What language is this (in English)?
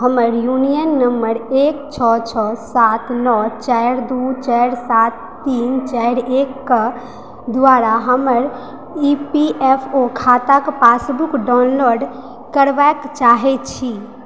Maithili